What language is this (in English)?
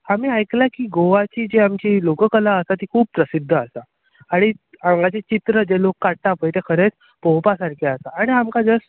Konkani